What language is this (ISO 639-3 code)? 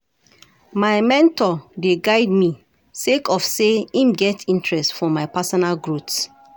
pcm